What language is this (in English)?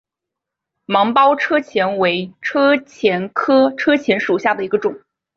Chinese